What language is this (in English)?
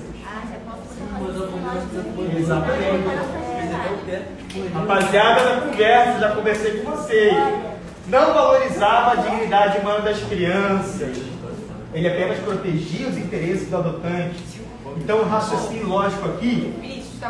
Portuguese